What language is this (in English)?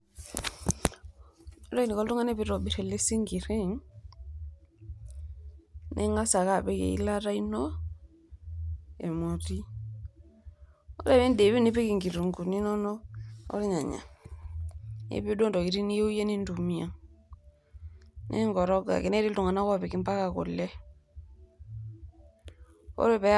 Masai